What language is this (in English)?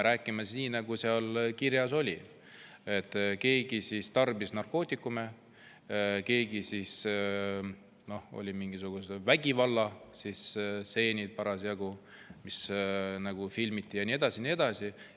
Estonian